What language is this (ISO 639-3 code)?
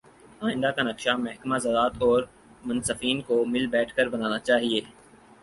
urd